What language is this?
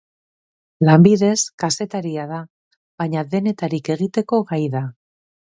Basque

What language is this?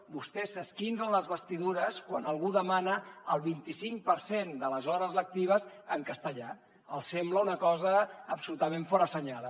Catalan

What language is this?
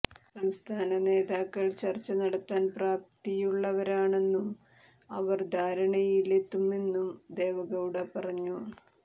Malayalam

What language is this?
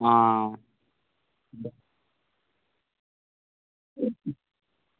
Dogri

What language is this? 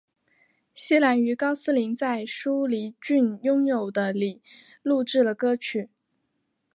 Chinese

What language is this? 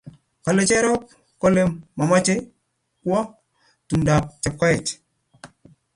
Kalenjin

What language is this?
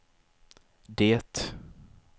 Swedish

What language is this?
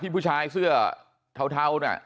Thai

